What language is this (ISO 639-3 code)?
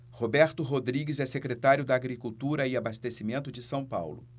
por